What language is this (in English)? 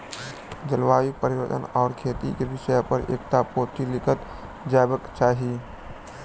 Maithili